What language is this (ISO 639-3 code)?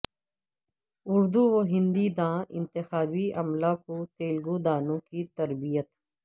urd